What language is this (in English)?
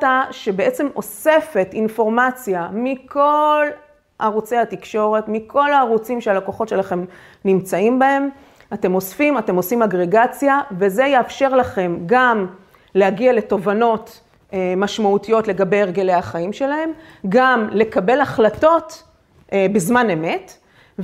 Hebrew